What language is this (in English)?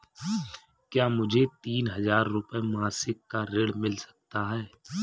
Hindi